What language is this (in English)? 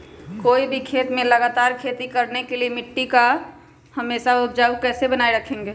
Magahi